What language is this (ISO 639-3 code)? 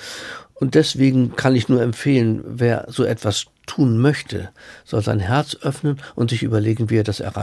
deu